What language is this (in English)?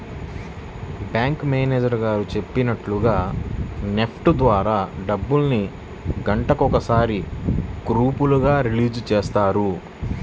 Telugu